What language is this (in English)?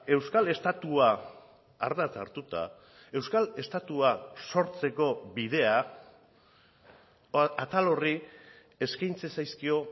Basque